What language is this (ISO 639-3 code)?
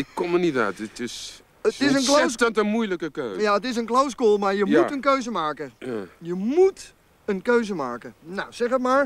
nld